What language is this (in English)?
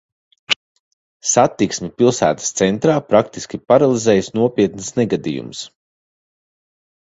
Latvian